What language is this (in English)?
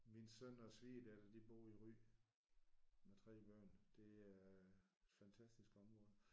Danish